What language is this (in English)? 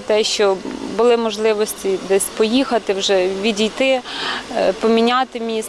Ukrainian